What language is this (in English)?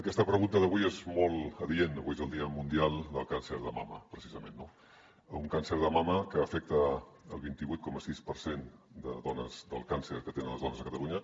Catalan